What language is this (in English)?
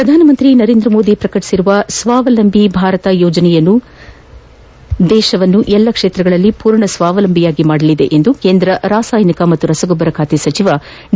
Kannada